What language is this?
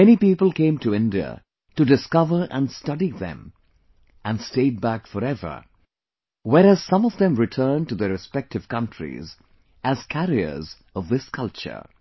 English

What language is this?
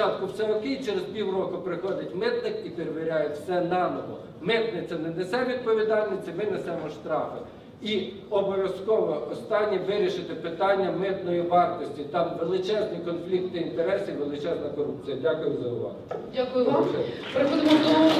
Ukrainian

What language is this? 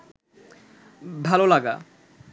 Bangla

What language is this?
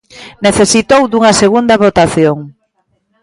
Galician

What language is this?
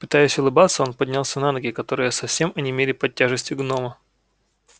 Russian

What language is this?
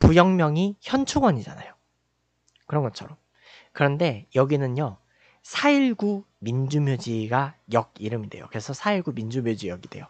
Korean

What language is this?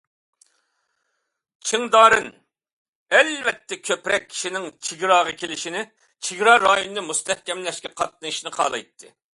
Uyghur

